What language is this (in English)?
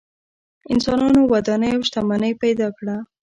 Pashto